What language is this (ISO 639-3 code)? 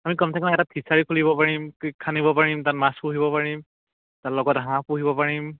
asm